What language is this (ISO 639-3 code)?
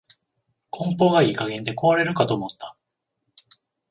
jpn